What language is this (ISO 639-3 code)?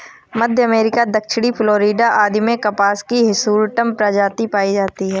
hin